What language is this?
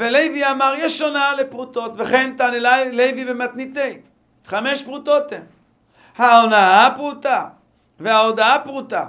Hebrew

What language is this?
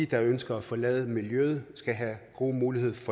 Danish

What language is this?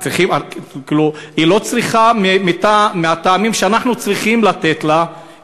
Hebrew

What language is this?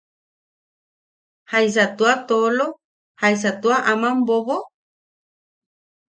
Yaqui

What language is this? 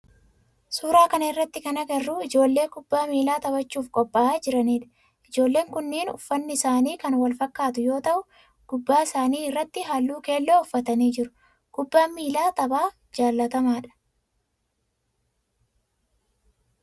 Oromo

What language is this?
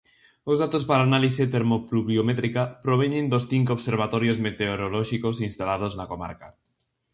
Galician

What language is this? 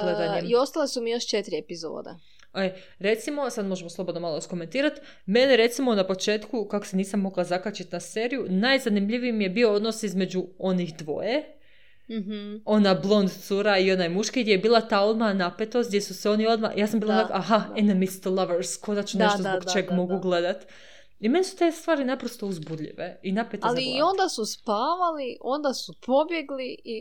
Croatian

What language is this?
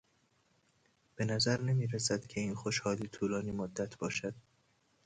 Persian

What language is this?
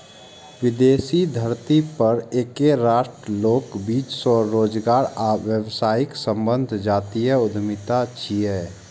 Maithili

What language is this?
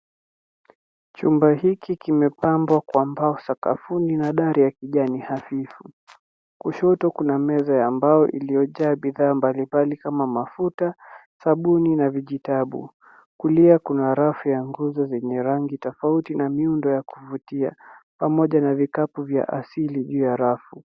Swahili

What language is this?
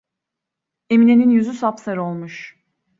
Turkish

